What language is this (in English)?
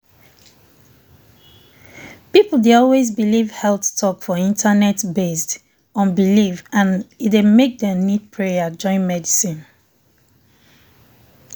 Nigerian Pidgin